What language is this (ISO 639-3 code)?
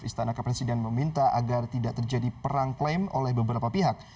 ind